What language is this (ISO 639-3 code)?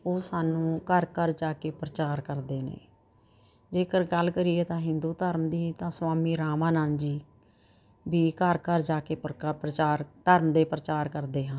pan